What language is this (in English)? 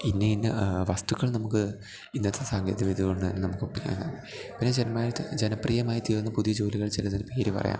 Malayalam